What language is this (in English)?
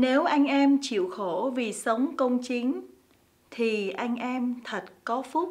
Vietnamese